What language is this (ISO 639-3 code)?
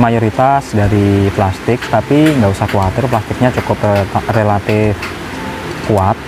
ind